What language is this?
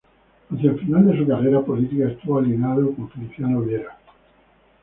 Spanish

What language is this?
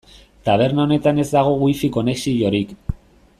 Basque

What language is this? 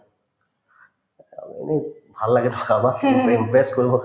Assamese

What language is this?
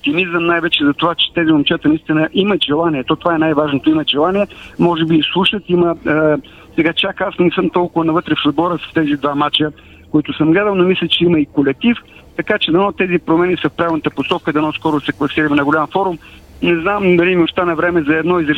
Bulgarian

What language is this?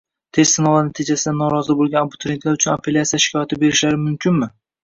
Uzbek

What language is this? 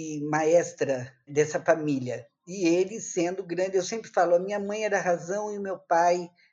Portuguese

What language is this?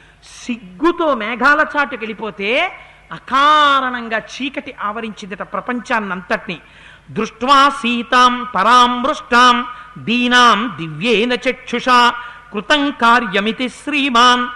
Telugu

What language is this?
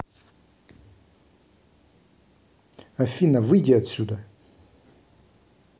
Russian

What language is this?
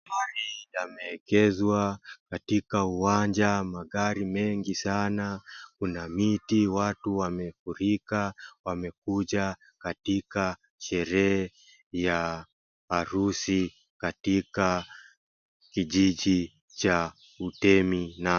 Swahili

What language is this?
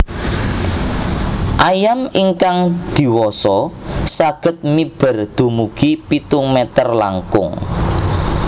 Javanese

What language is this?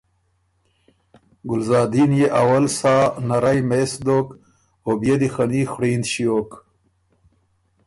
Ormuri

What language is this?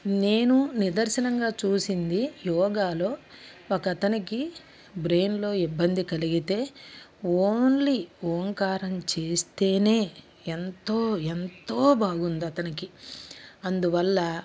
Telugu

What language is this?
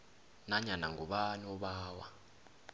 South Ndebele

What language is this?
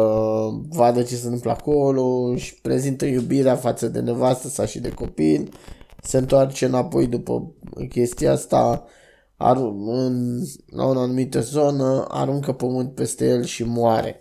Romanian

